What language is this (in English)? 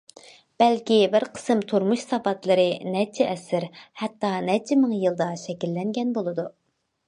Uyghur